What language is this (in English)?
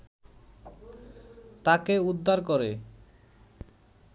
Bangla